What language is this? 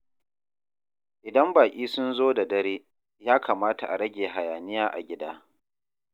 Hausa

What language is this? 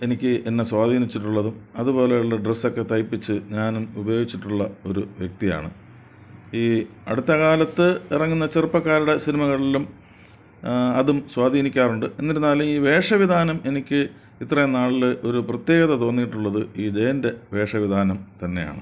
Malayalam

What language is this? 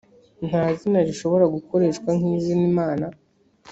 Kinyarwanda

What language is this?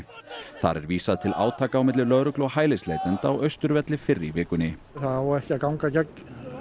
Icelandic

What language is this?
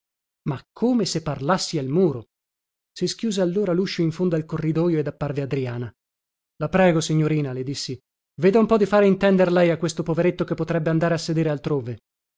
Italian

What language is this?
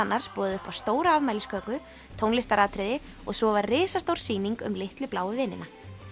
Icelandic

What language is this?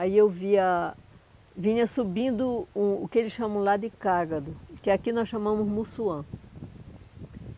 Portuguese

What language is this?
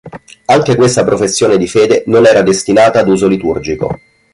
Italian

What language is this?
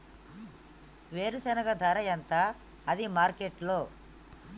Telugu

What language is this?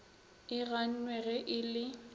Northern Sotho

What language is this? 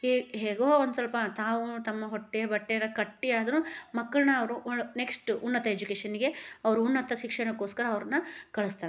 Kannada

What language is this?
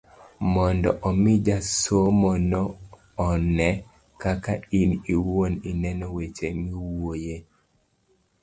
Luo (Kenya and Tanzania)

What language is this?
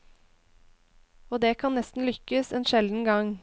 Norwegian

